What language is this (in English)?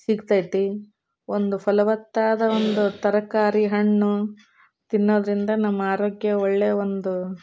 Kannada